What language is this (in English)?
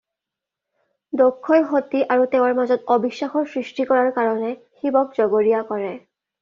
Assamese